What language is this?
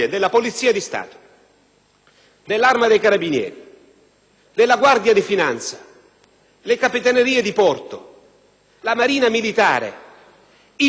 Italian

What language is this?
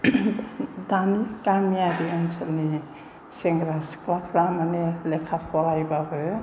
Bodo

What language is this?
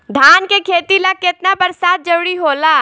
Bhojpuri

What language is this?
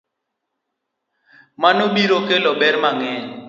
Luo (Kenya and Tanzania)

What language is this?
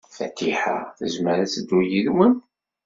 Kabyle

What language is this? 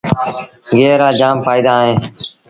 Sindhi Bhil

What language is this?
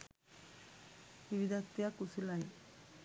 Sinhala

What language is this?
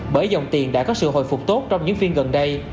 Vietnamese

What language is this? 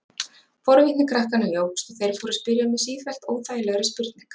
Icelandic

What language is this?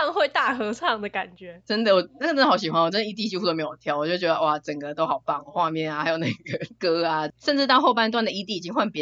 Chinese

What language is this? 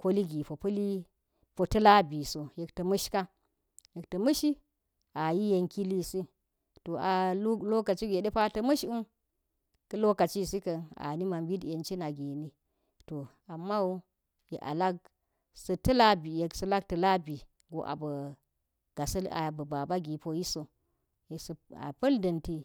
Geji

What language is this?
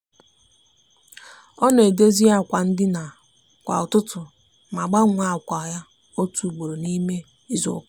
Igbo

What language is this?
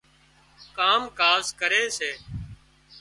Wadiyara Koli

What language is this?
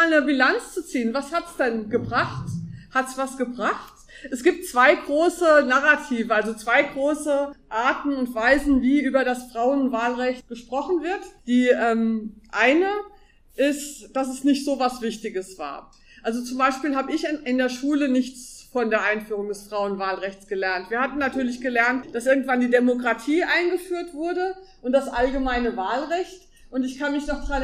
German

